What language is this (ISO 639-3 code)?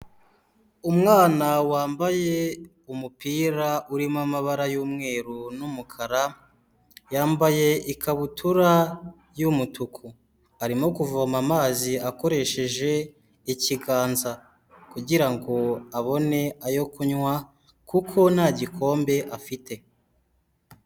kin